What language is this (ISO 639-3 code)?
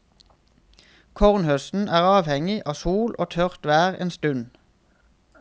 nor